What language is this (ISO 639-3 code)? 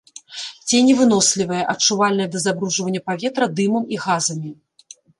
bel